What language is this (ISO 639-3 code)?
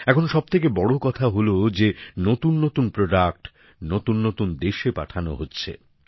ben